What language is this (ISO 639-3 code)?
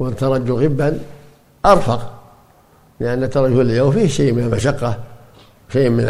ara